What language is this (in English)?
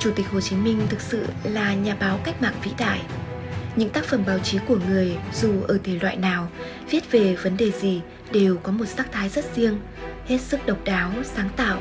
Vietnamese